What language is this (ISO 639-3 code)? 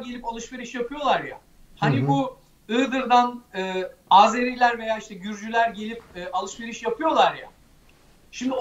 tur